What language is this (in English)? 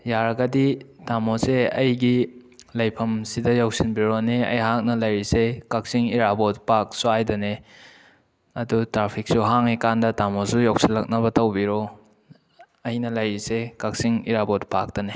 Manipuri